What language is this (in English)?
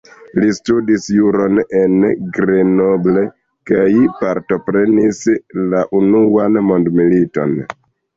Esperanto